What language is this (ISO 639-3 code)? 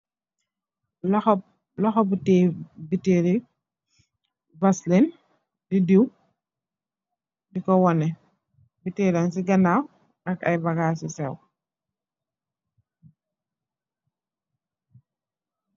wol